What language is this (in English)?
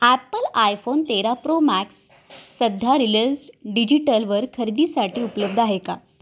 Marathi